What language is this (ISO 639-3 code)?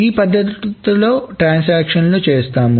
tel